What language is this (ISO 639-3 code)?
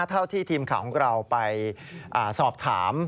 tha